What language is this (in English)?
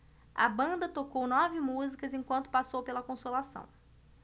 Portuguese